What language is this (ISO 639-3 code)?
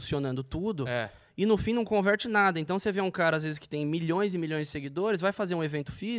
por